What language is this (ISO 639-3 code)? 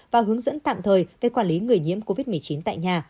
vie